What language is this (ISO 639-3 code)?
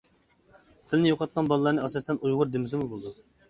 uig